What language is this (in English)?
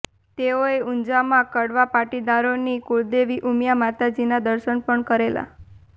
Gujarati